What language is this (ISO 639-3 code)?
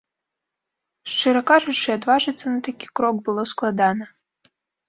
bel